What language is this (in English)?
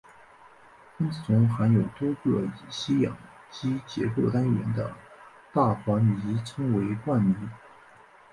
Chinese